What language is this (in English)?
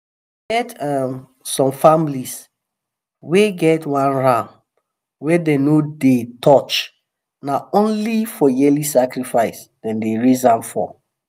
Nigerian Pidgin